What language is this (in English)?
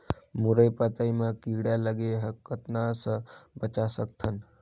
Chhattisgarhi